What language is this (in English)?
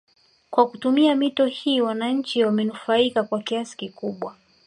Swahili